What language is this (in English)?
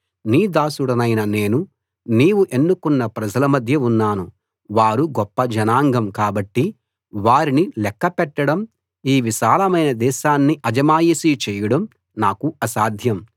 Telugu